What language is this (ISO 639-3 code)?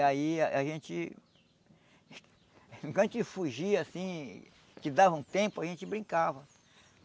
por